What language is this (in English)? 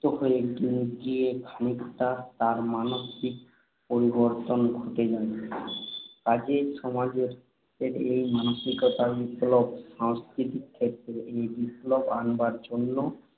Bangla